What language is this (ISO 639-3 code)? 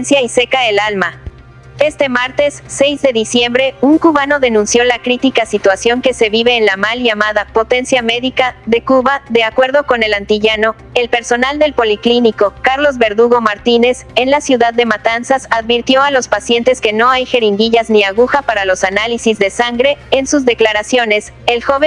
spa